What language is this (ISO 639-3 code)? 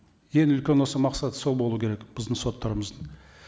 kaz